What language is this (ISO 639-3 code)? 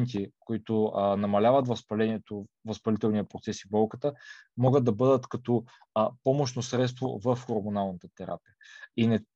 bul